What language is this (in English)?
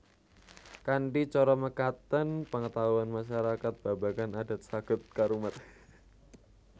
Javanese